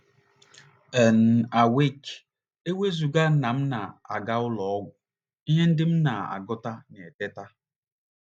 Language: Igbo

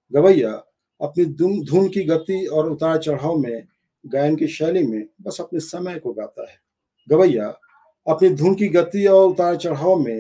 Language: Hindi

